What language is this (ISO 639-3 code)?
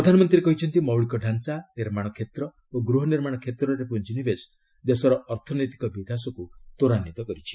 ori